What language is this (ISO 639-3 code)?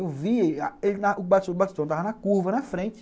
por